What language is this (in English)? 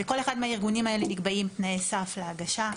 Hebrew